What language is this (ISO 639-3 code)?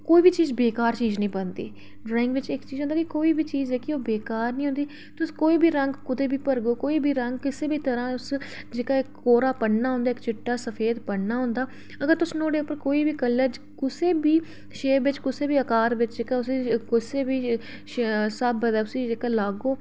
doi